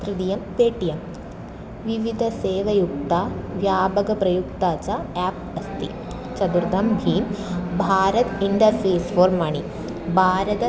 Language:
Sanskrit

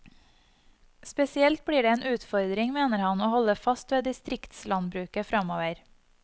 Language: Norwegian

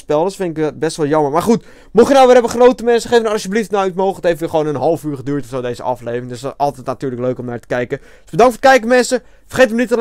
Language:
Dutch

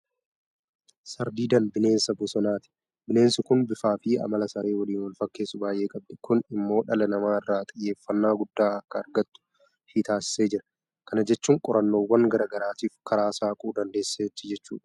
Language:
Oromo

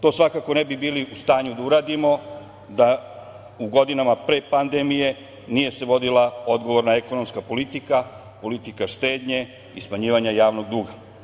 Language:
Serbian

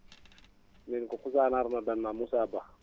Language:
Wolof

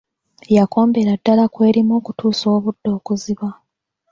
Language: Ganda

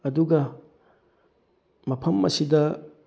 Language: Manipuri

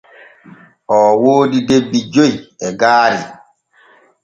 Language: Borgu Fulfulde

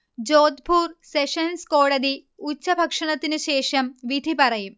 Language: Malayalam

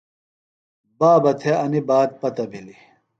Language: Phalura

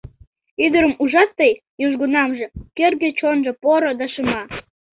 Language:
Mari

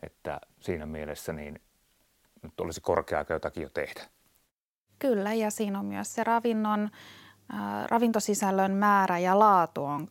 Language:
Finnish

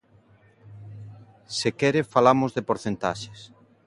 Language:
Galician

